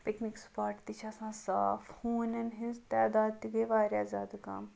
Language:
Kashmiri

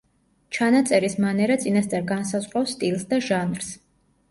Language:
Georgian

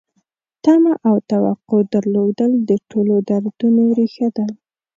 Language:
Pashto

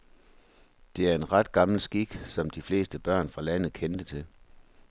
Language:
Danish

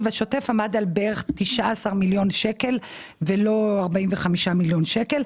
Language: Hebrew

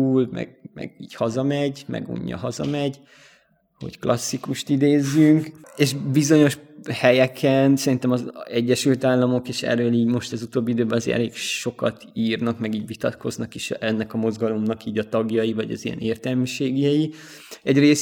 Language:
Hungarian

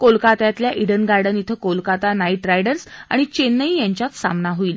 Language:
Marathi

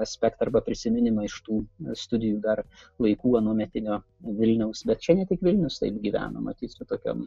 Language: Lithuanian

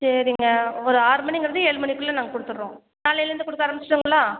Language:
Tamil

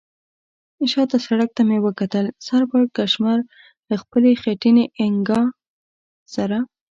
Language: Pashto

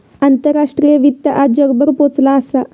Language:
Marathi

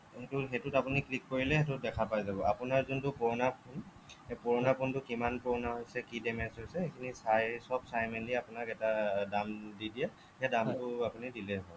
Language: Assamese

